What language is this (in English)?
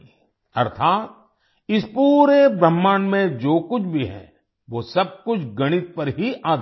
Hindi